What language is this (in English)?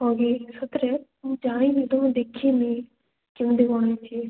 Odia